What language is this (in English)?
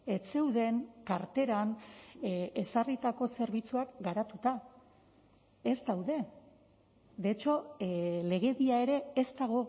Basque